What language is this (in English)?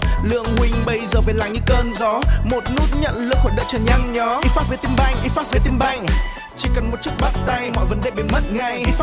Vietnamese